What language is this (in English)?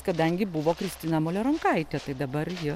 Lithuanian